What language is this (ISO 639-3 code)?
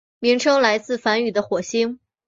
zho